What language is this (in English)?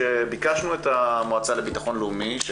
Hebrew